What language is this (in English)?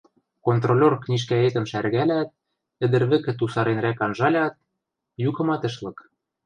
Western Mari